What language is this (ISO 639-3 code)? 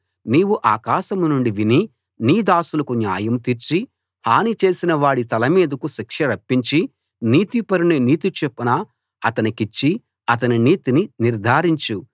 tel